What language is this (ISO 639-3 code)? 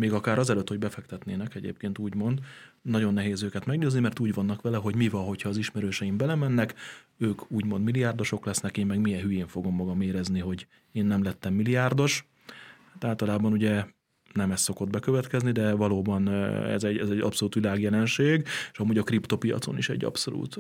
hun